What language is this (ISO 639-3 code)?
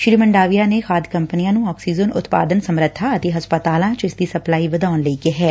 pan